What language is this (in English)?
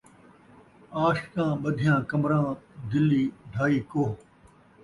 Saraiki